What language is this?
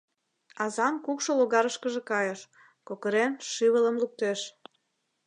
Mari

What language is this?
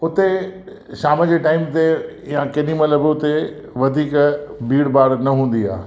Sindhi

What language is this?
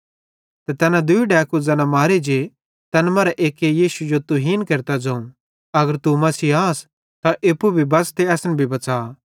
Bhadrawahi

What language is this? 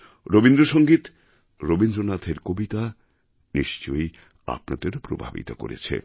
Bangla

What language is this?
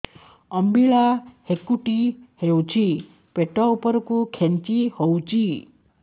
Odia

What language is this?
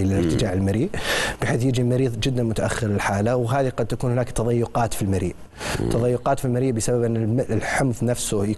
Arabic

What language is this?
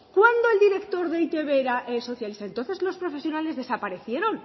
Spanish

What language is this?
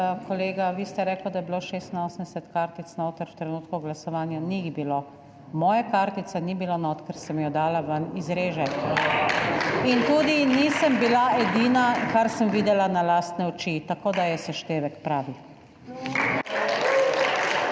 Slovenian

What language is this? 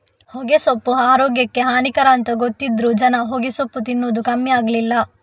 Kannada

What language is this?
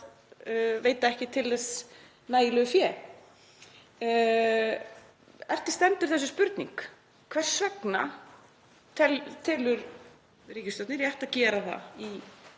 Icelandic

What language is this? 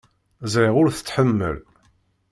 Kabyle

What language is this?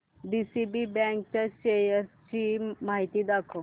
Marathi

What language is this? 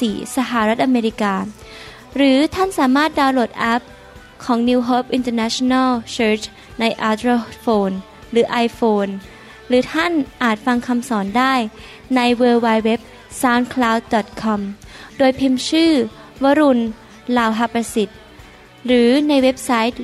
Thai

